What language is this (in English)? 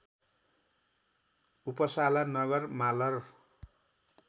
Nepali